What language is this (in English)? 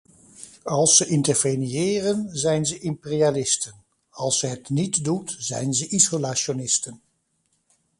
Dutch